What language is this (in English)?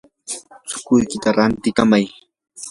Yanahuanca Pasco Quechua